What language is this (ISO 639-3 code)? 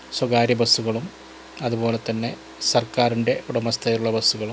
mal